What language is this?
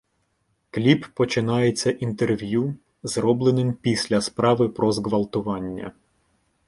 Ukrainian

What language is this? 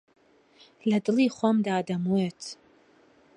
Central Kurdish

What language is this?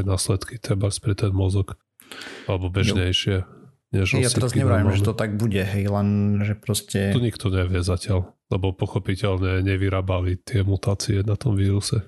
Slovak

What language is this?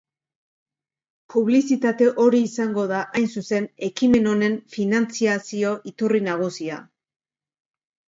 Basque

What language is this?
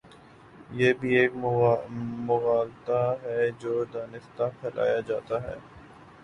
Urdu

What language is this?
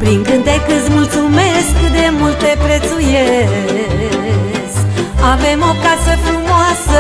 Romanian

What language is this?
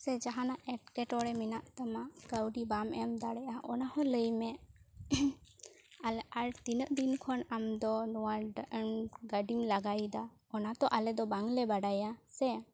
Santali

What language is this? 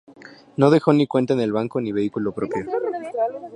Spanish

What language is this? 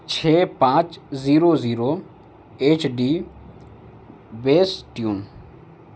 Urdu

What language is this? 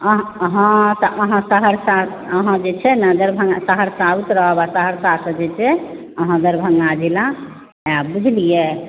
Maithili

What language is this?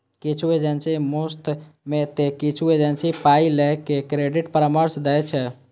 Maithili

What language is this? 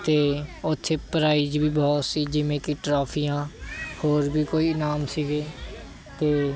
Punjabi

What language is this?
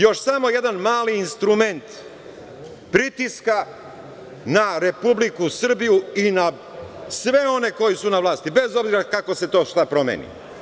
Serbian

